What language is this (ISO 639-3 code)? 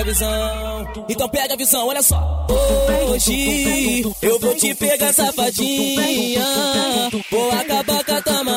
por